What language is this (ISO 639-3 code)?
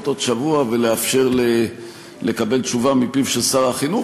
heb